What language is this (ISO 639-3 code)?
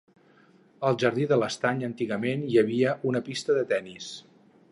cat